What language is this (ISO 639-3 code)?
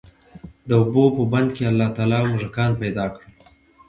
pus